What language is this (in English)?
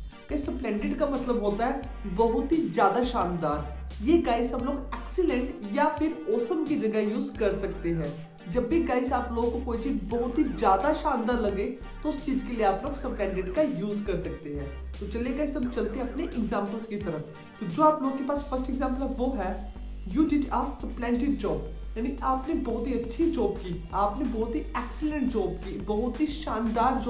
Hindi